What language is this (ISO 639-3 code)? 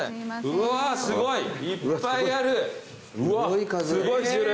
jpn